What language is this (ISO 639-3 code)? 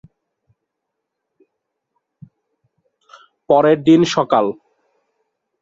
ben